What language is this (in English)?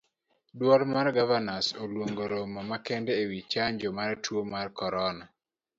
Luo (Kenya and Tanzania)